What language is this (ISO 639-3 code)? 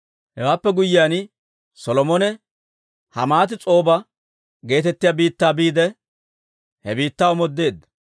dwr